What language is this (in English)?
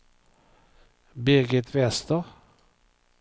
Swedish